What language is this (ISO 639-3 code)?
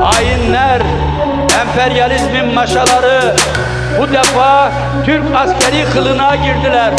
tur